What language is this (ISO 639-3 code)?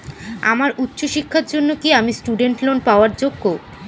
ben